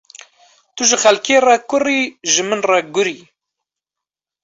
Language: Kurdish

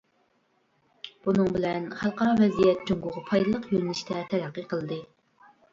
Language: Uyghur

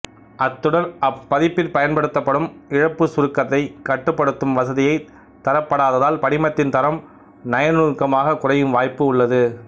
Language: Tamil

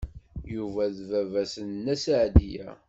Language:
Kabyle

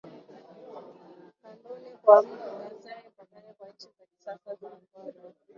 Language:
Swahili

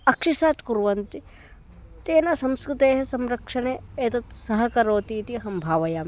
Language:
Sanskrit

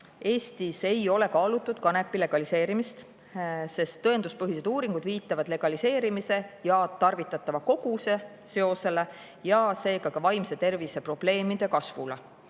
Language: Estonian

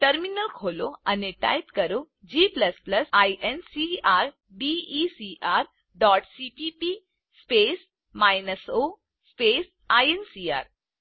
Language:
Gujarati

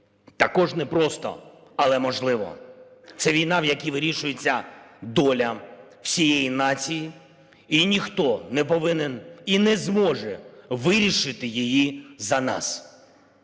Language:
Ukrainian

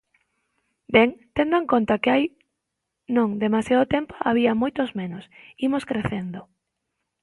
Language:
Galician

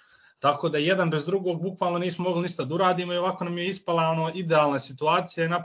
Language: Croatian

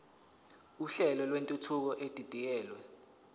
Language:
Zulu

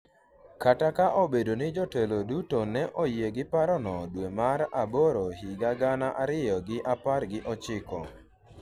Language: Luo (Kenya and Tanzania)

